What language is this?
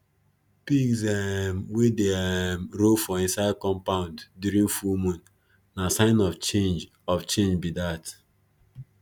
Nigerian Pidgin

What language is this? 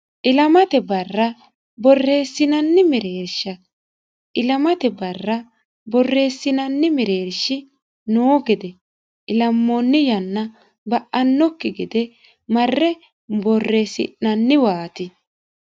Sidamo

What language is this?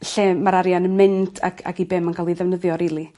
Welsh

